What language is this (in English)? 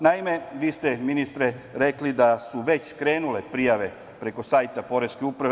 Serbian